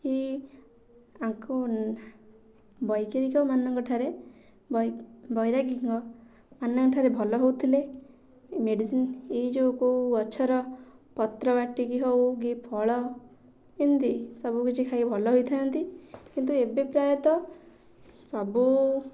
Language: Odia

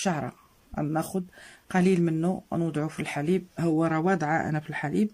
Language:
Arabic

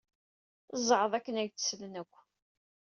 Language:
Kabyle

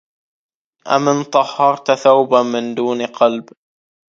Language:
Arabic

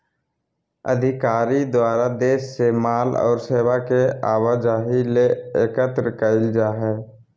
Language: Magahi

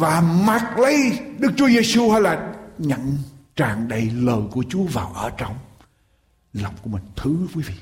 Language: Vietnamese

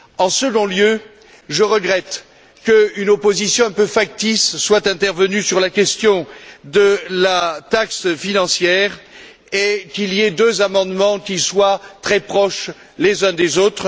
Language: French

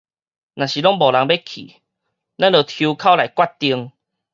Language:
Min Nan Chinese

